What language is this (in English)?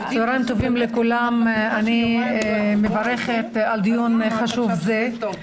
Hebrew